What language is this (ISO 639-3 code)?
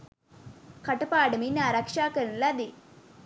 sin